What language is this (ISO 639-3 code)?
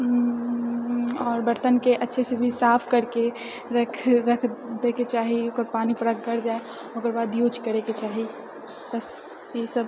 mai